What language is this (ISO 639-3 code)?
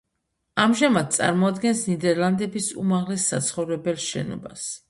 kat